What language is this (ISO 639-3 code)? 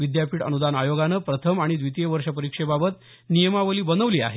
mar